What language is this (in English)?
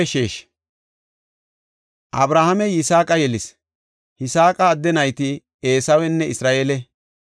Gofa